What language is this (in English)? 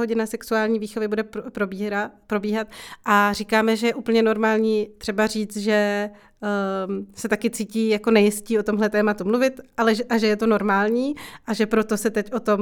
Czech